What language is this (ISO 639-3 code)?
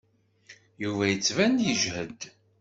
kab